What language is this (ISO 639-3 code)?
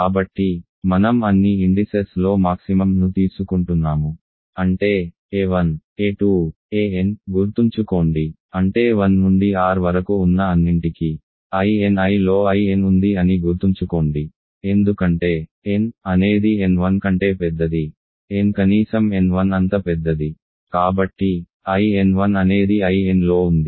tel